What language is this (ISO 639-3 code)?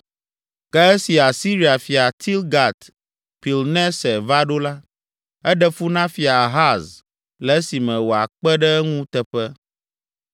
ewe